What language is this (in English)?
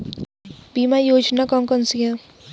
Hindi